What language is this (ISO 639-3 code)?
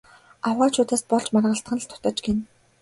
mon